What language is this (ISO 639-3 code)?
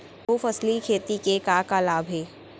hne